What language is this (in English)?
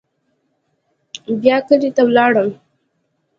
Pashto